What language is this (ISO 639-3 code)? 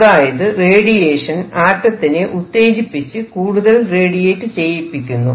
mal